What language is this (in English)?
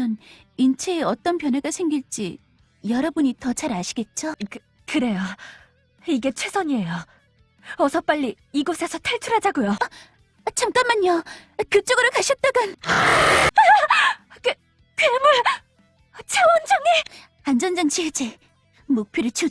Korean